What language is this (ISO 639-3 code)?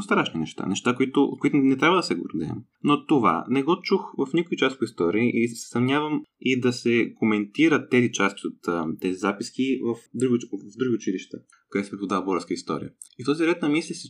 bul